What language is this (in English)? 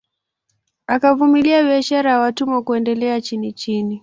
Swahili